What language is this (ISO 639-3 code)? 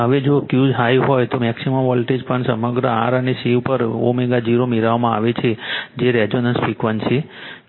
guj